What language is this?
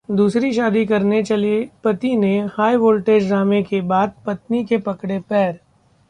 Hindi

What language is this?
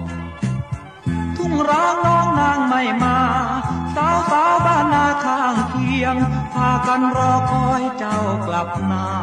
Thai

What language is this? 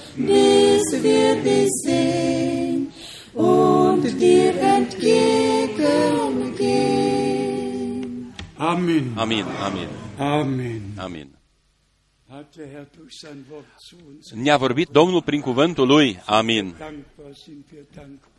Romanian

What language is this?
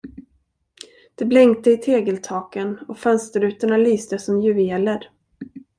Swedish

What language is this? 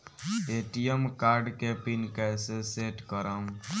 Bhojpuri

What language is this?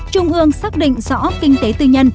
Vietnamese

